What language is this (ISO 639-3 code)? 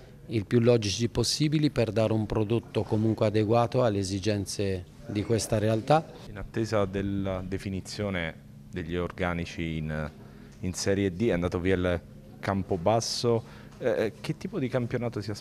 ita